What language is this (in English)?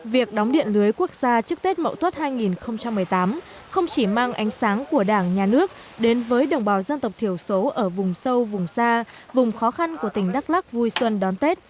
Vietnamese